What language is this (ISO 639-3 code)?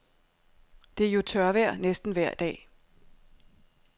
dan